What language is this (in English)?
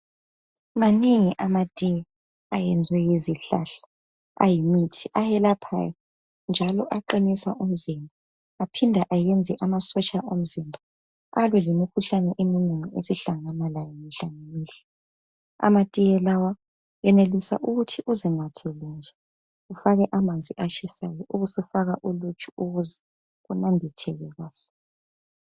North Ndebele